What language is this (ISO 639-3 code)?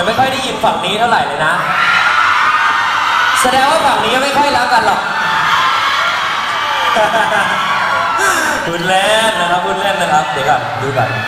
tha